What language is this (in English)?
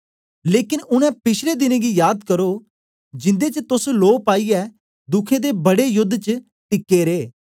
Dogri